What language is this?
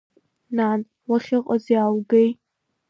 Abkhazian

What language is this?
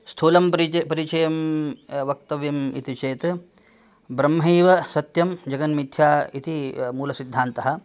Sanskrit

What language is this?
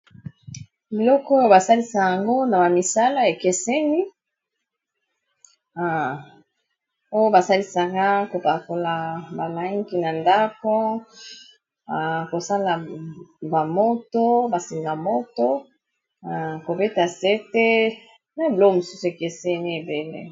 Lingala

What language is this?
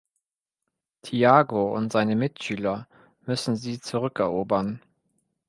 German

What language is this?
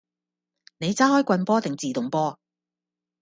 Cantonese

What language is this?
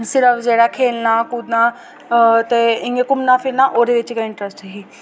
Dogri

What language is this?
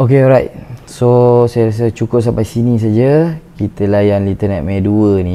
Malay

